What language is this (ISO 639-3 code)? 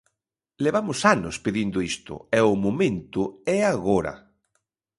glg